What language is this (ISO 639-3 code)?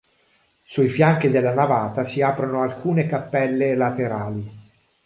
ita